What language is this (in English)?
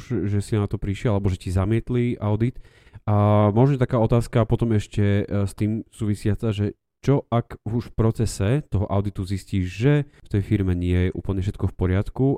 Slovak